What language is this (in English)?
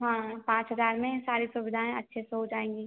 Hindi